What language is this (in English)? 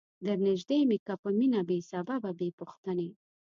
Pashto